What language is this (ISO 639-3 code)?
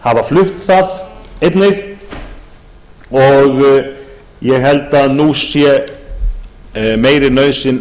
isl